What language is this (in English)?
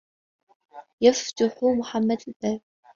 Arabic